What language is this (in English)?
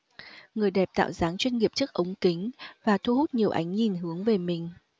Vietnamese